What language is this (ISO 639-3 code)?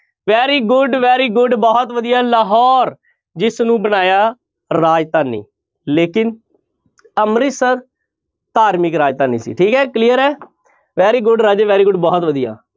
pan